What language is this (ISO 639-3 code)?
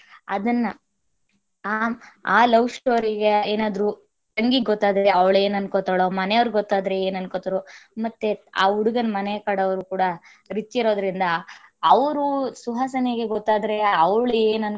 kan